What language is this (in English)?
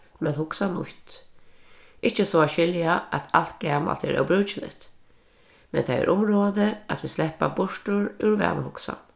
Faroese